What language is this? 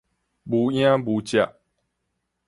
Min Nan Chinese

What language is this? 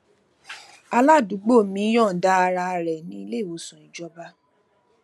Yoruba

